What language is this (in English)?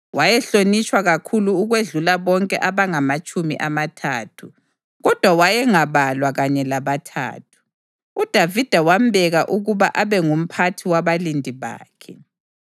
North Ndebele